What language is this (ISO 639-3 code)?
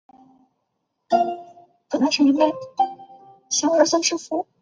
zho